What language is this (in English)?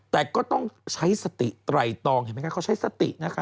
Thai